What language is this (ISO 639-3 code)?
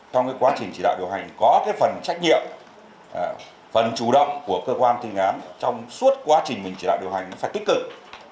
vie